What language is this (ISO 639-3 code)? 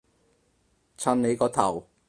yue